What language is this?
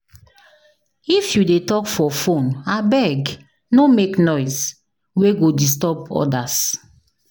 Nigerian Pidgin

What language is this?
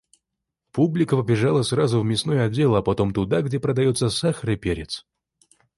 Russian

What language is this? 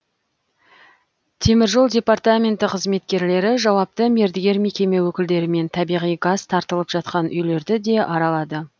Kazakh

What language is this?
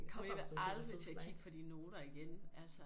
Danish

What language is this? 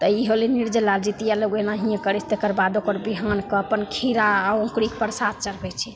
Maithili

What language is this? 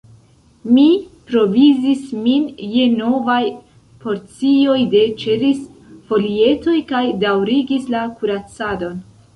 Esperanto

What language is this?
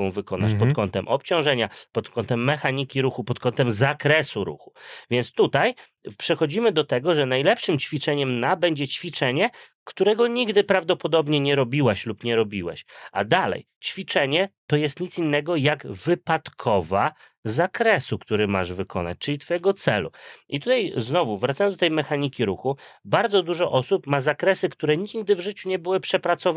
Polish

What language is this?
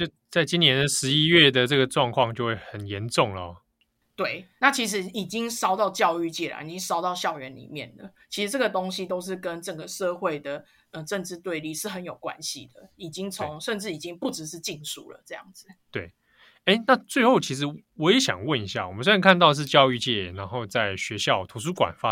Chinese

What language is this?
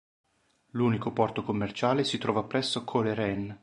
Italian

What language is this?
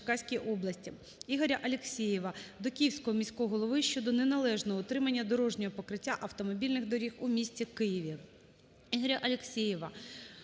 Ukrainian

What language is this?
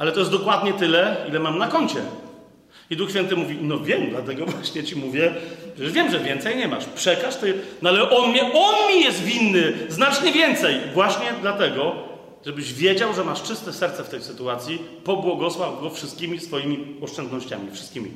Polish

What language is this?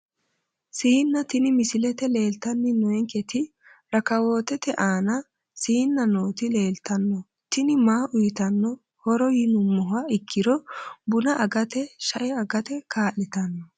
Sidamo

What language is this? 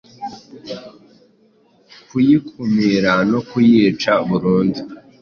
Kinyarwanda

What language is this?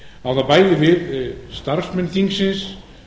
Icelandic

